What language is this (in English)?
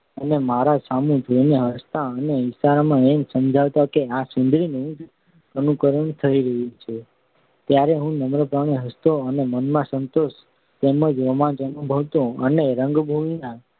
Gujarati